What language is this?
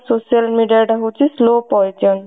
Odia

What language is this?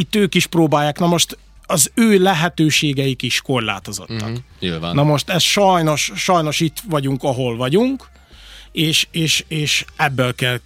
Hungarian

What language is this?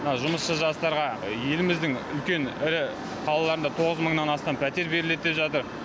Kazakh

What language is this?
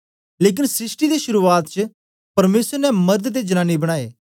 Dogri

